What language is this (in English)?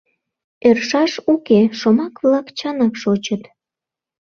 Mari